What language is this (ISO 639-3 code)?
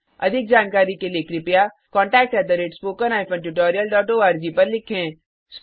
hin